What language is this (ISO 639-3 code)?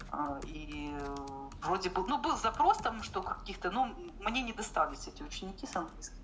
rus